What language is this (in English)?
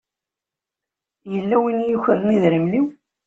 Kabyle